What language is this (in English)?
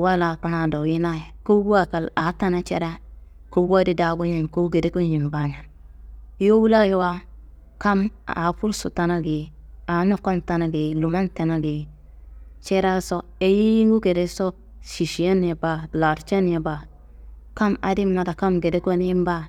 Kanembu